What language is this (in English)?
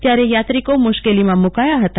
Gujarati